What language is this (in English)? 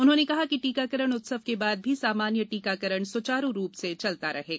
Hindi